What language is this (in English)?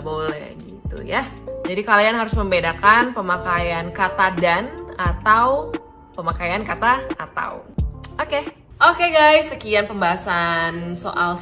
Indonesian